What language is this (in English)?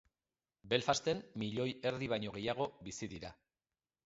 Basque